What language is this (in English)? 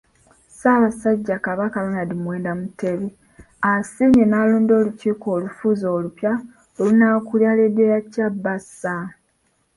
Ganda